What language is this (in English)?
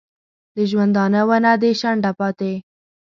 Pashto